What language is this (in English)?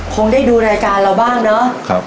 Thai